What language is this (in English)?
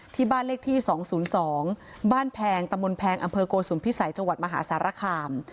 Thai